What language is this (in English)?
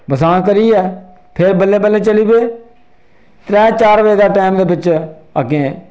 Dogri